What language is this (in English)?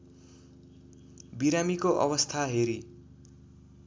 Nepali